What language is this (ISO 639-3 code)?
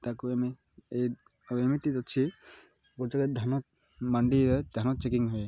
ori